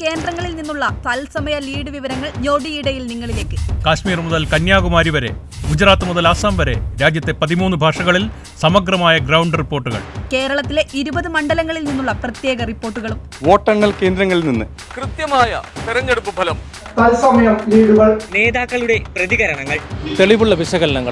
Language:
Malayalam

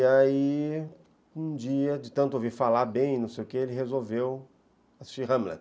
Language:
Portuguese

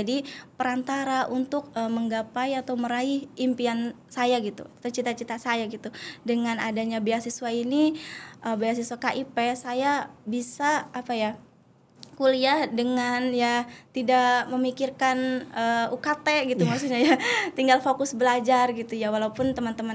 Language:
Indonesian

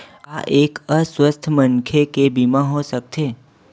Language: Chhattisgarhi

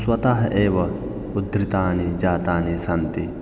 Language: Sanskrit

